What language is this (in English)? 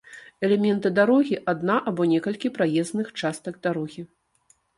Belarusian